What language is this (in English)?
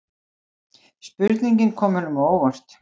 Icelandic